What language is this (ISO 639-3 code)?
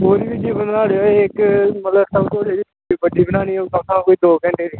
doi